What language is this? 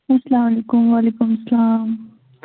Kashmiri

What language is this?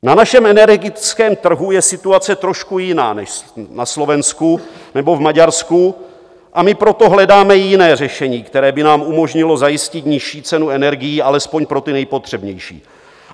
Czech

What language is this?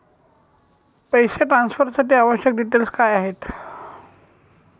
Marathi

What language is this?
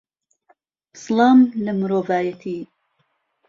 Central Kurdish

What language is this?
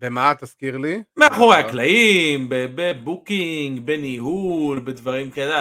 Hebrew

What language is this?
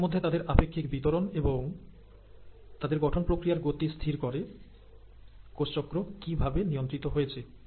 Bangla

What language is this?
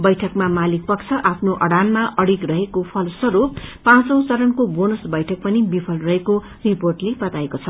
Nepali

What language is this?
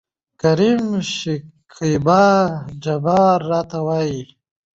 Pashto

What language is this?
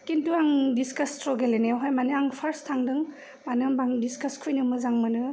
Bodo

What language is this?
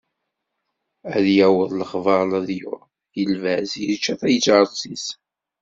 Kabyle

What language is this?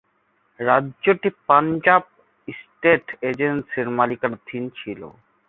Bangla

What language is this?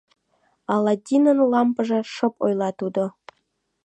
Mari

